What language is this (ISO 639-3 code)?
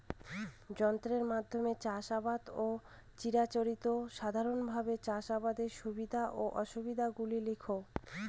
ben